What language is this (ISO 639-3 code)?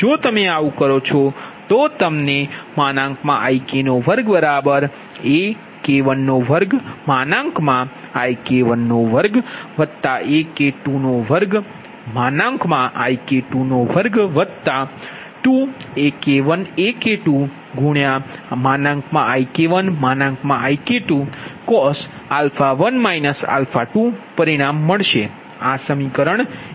guj